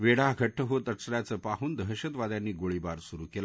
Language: Marathi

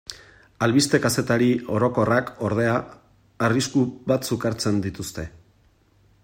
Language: Basque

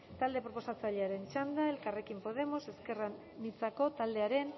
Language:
Basque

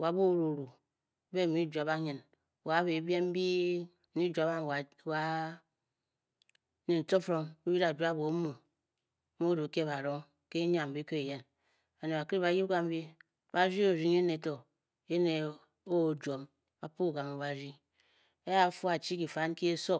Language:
Bokyi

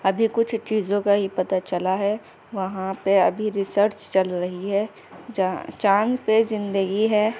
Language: Urdu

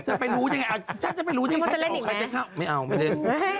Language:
Thai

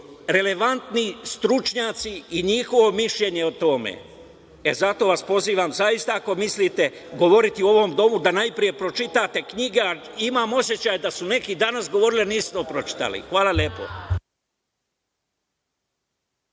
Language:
Serbian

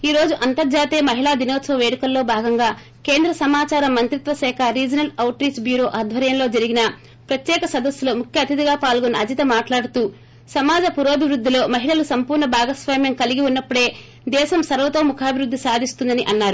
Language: Telugu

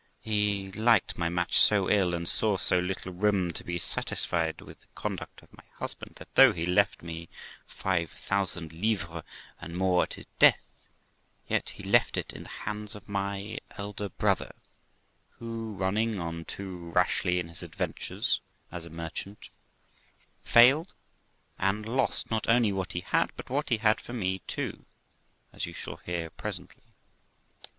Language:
English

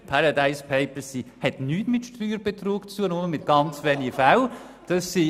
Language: Swiss German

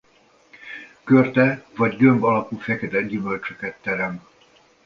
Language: Hungarian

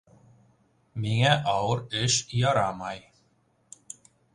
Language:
Bashkir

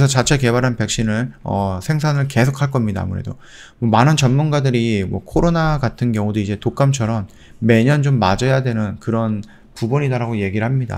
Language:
Korean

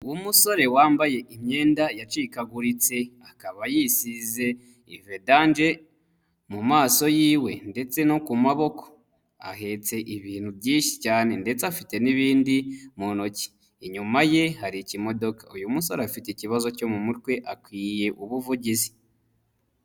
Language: Kinyarwanda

